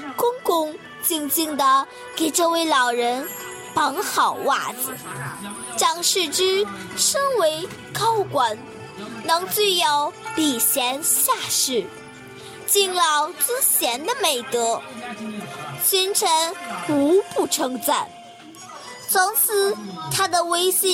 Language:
Chinese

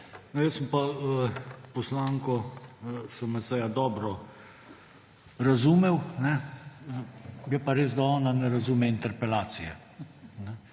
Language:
Slovenian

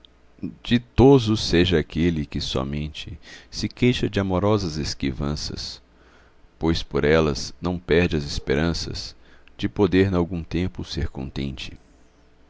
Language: Portuguese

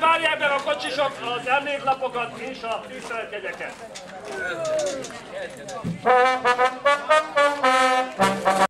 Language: Hungarian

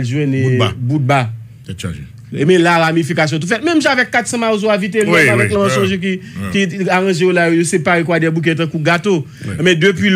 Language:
French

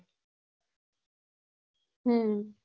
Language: Gujarati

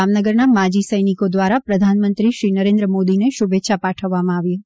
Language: Gujarati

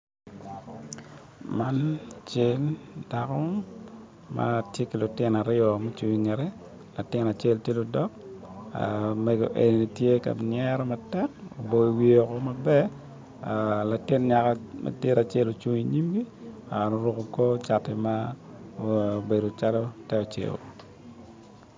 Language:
Acoli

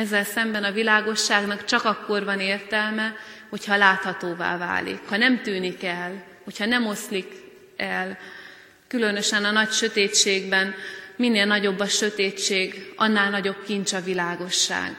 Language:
Hungarian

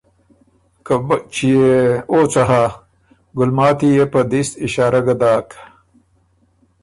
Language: Ormuri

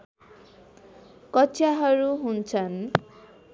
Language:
Nepali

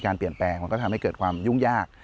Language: Thai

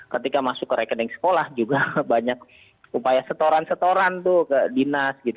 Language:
Indonesian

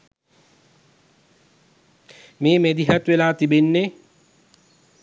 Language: Sinhala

